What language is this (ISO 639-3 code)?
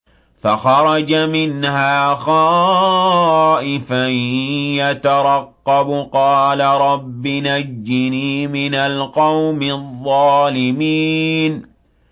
ara